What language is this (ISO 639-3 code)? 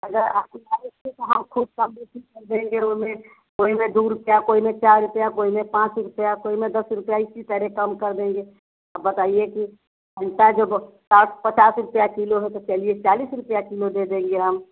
hin